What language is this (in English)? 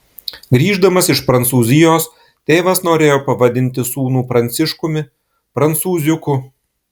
Lithuanian